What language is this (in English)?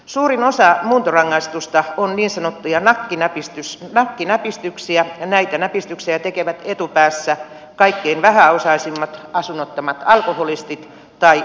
Finnish